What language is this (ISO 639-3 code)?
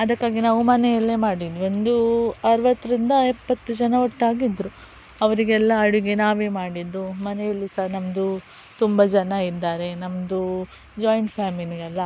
kan